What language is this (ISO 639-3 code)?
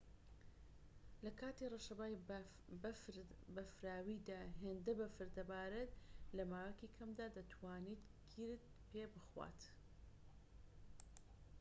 ckb